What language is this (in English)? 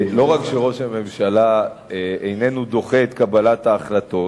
Hebrew